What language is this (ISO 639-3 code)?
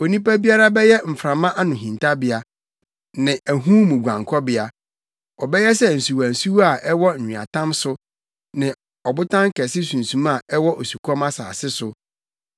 aka